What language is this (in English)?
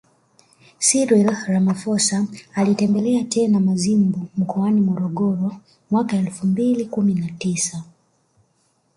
Swahili